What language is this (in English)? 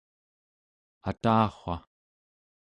Central Yupik